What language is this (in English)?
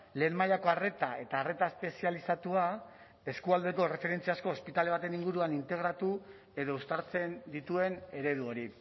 Basque